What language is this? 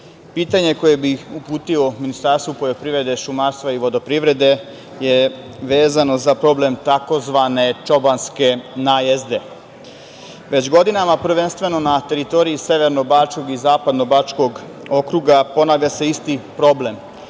Serbian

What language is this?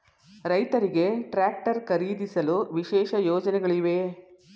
Kannada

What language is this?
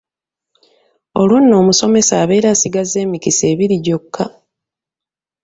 Ganda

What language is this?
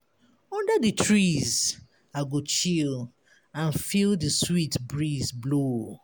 Nigerian Pidgin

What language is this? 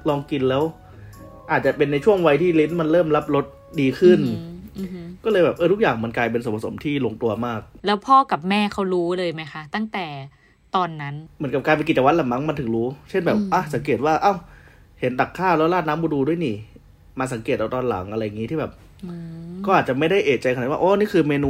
Thai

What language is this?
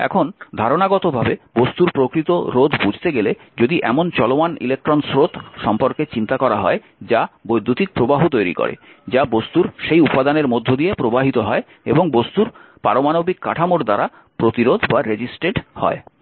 Bangla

